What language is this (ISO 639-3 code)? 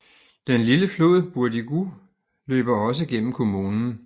dan